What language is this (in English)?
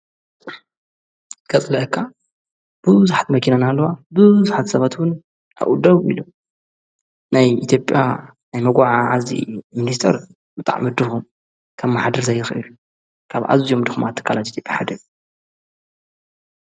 Tigrinya